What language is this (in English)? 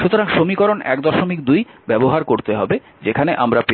Bangla